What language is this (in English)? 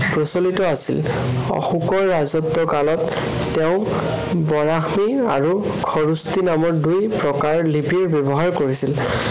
Assamese